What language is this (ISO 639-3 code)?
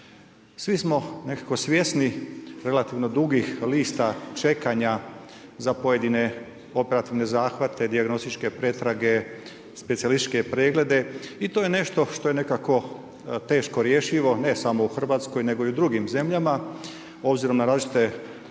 hrv